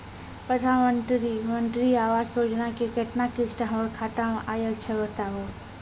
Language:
Maithili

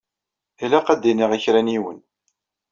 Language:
Kabyle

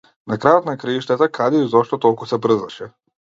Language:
Macedonian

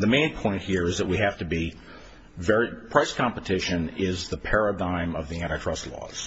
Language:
English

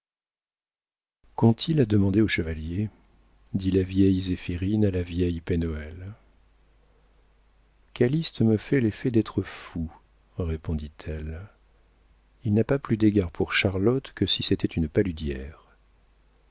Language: French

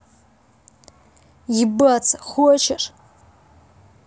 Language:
Russian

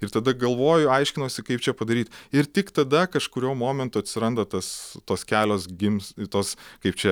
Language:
Lithuanian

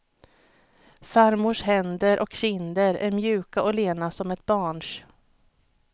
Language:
Swedish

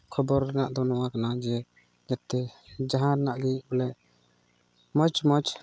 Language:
Santali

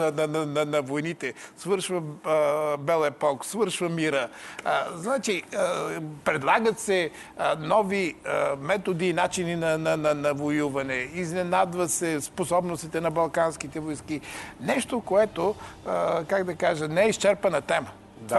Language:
Bulgarian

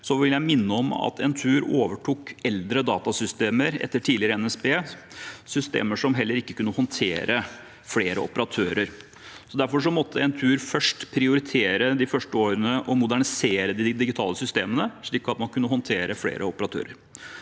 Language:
Norwegian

